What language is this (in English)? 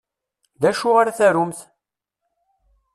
Kabyle